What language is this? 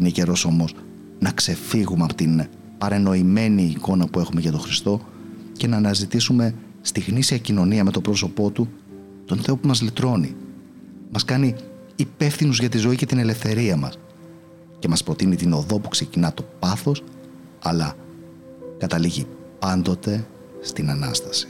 Greek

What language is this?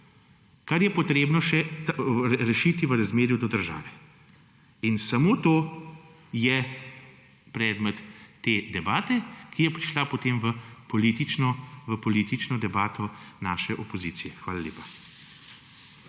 Slovenian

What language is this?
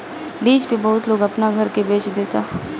Bhojpuri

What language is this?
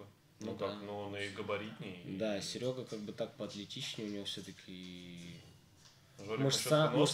Russian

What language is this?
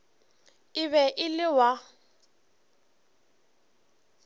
Northern Sotho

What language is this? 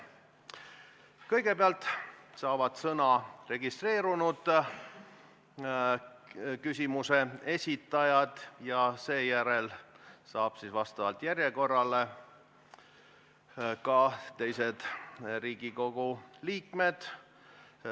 Estonian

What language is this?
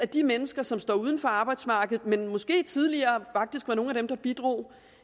Danish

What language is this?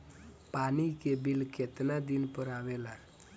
Bhojpuri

